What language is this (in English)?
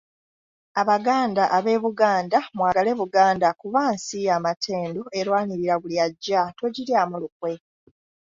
Ganda